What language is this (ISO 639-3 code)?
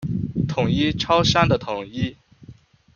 zho